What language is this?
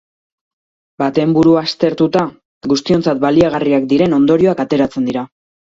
Basque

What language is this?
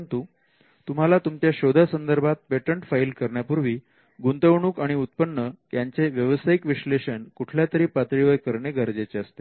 Marathi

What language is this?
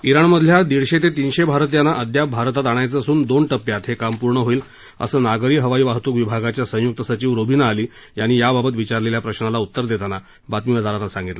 Marathi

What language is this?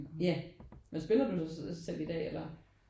Danish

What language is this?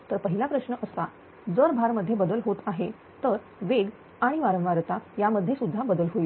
Marathi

